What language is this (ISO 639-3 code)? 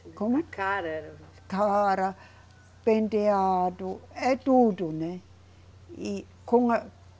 por